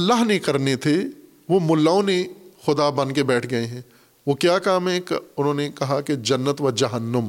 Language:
Urdu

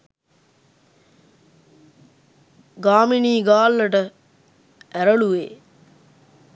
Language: Sinhala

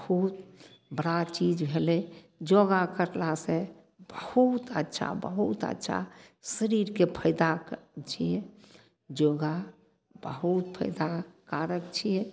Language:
Maithili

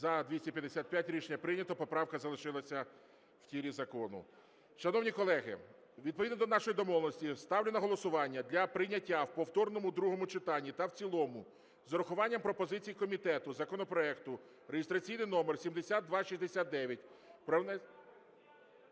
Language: Ukrainian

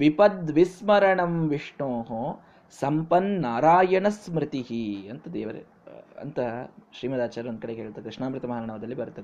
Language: Kannada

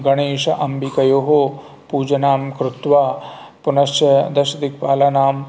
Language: Sanskrit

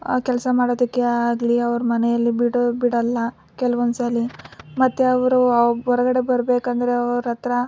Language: Kannada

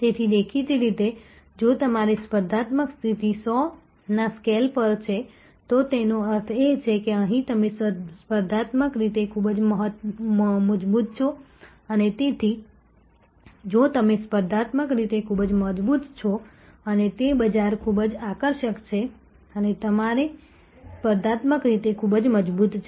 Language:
Gujarati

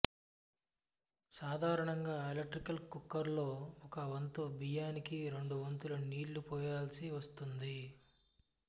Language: Telugu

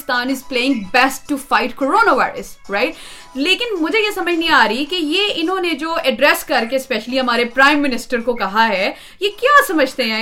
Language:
Urdu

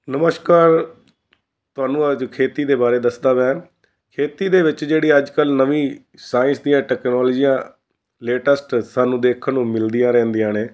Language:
Punjabi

